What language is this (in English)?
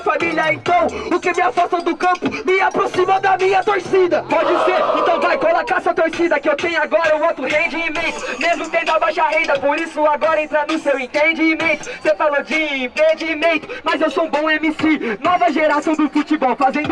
Portuguese